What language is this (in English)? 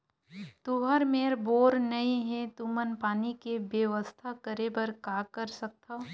Chhattisgarhi